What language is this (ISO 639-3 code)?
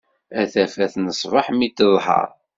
kab